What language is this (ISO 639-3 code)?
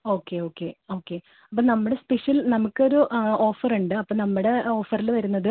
mal